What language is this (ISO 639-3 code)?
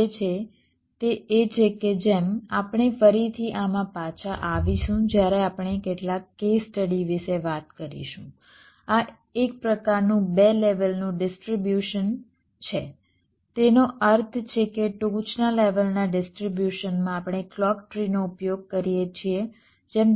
guj